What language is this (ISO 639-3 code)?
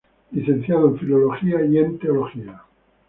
spa